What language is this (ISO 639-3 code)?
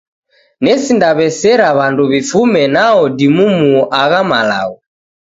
dav